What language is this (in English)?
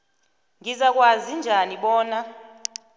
South Ndebele